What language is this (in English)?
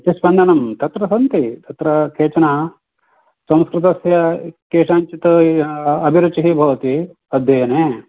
Sanskrit